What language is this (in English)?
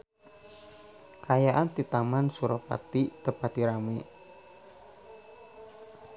Sundanese